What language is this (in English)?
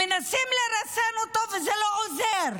Hebrew